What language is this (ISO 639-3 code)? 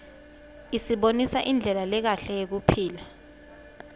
ssw